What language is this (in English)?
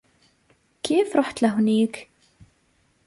Arabic